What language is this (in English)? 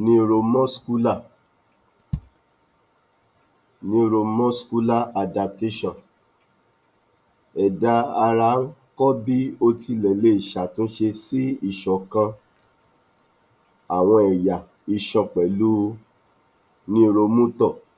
Yoruba